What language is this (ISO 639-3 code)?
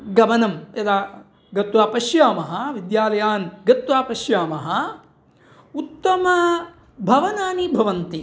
san